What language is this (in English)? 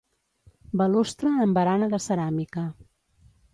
Catalan